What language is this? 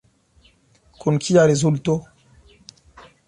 Esperanto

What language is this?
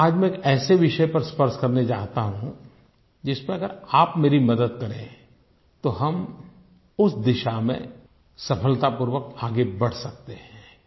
Hindi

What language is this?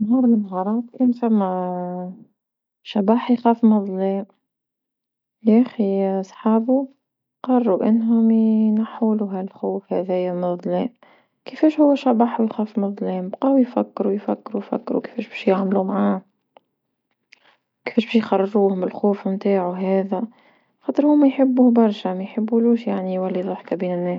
Tunisian Arabic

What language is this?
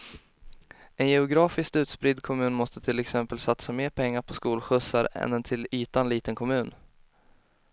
Swedish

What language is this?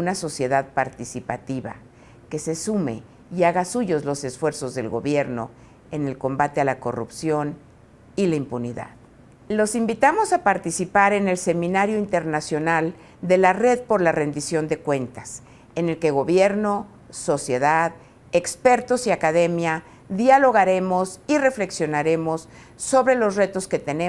Spanish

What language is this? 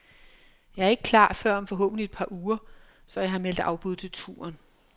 Danish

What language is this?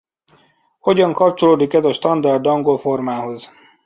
Hungarian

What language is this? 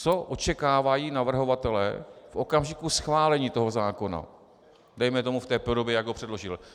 Czech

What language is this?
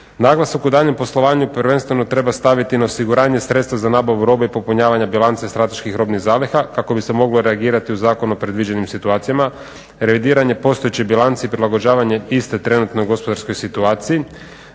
Croatian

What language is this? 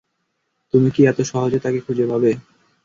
Bangla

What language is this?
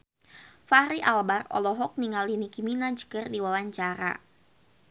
Sundanese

